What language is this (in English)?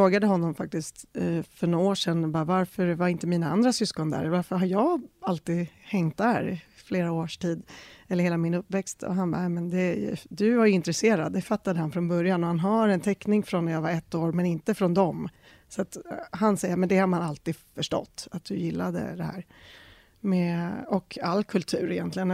Swedish